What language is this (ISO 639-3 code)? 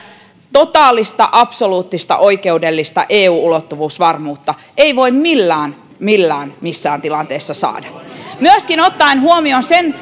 fin